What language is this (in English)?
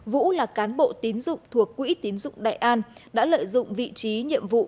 Vietnamese